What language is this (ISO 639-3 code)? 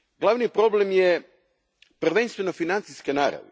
hrv